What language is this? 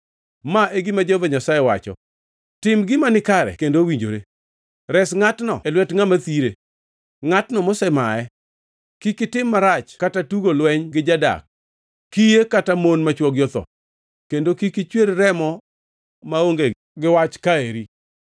Luo (Kenya and Tanzania)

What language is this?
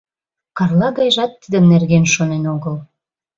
Mari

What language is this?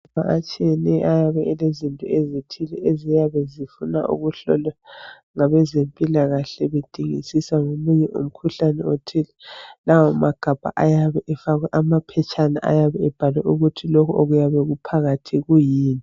North Ndebele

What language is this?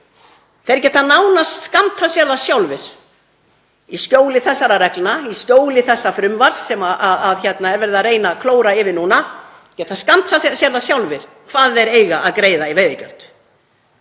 Icelandic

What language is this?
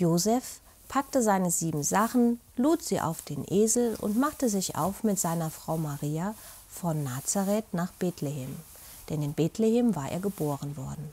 German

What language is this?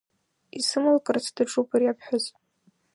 Abkhazian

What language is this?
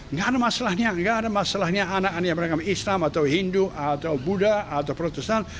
Indonesian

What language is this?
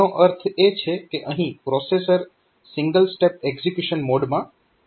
Gujarati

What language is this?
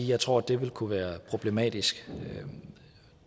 Danish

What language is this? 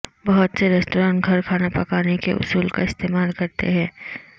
Urdu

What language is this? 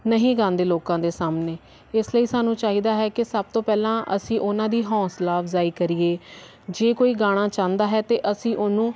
Punjabi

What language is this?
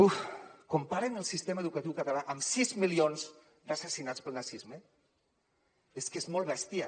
Catalan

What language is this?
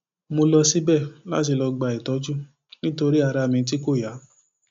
Yoruba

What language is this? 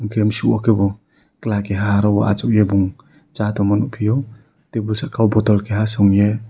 Kok Borok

